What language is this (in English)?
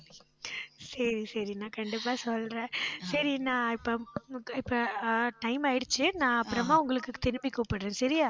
Tamil